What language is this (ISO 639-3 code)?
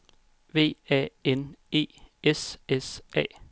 dan